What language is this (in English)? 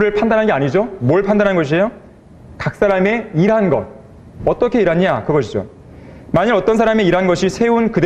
Korean